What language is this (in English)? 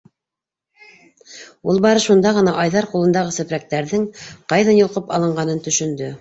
Bashkir